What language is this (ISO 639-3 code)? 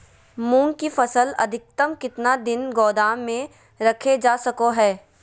mag